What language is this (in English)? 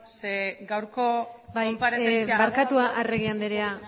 Basque